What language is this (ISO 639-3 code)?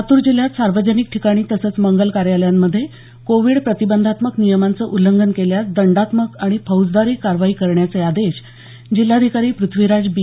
mar